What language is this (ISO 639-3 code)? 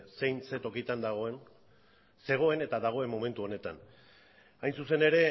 eus